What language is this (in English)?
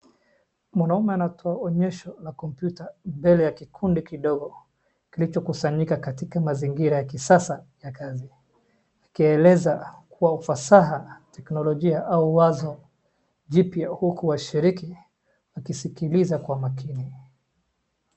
Swahili